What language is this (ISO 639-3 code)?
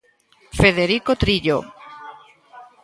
glg